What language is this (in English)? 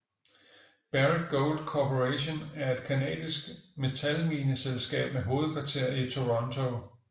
Danish